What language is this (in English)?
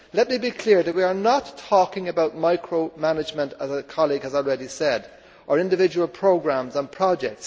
English